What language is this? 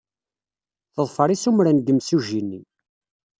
Kabyle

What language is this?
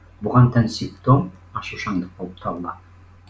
Kazakh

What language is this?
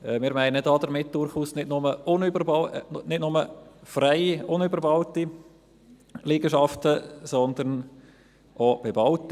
Swiss German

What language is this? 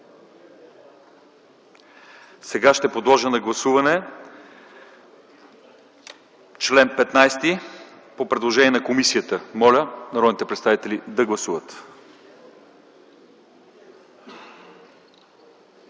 Bulgarian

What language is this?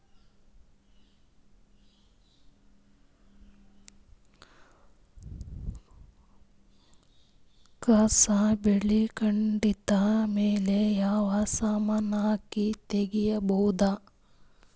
Kannada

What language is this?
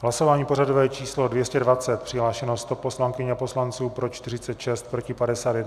Czech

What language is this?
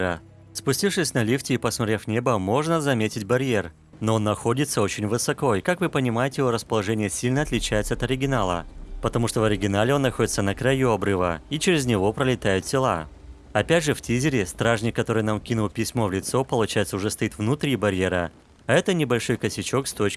Russian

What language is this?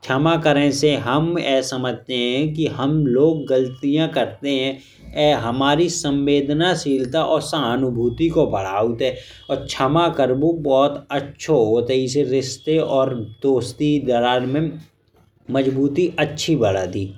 Bundeli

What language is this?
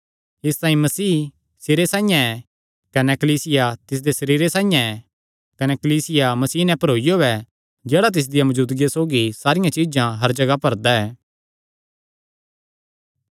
Kangri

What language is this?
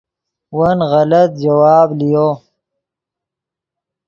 Yidgha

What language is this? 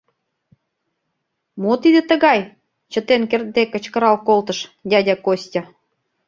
Mari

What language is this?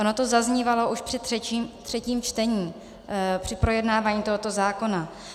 Czech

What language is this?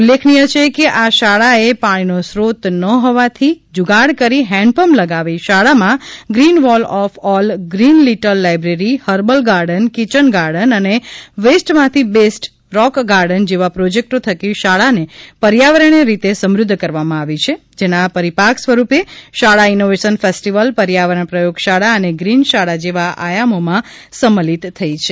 Gujarati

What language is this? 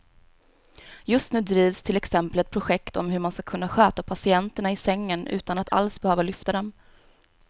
Swedish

